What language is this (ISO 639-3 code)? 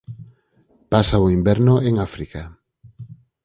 glg